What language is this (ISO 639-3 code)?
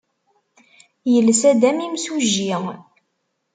kab